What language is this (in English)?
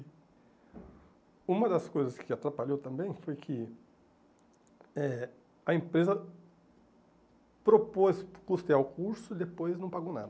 Portuguese